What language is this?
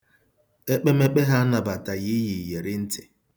Igbo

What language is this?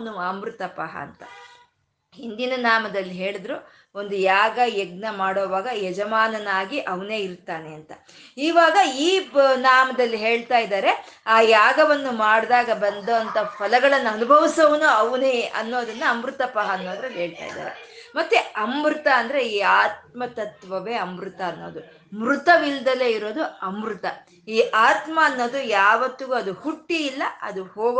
Kannada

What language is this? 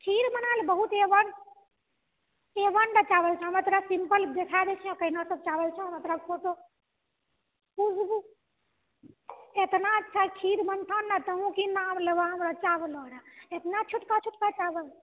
Maithili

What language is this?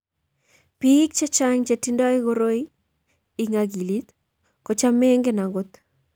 Kalenjin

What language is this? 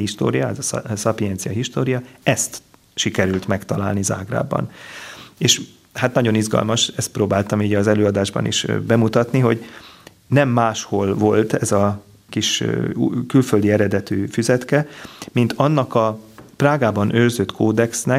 Hungarian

